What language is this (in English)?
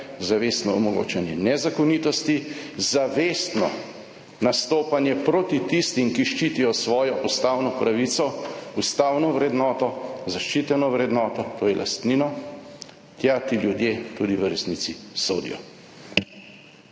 Slovenian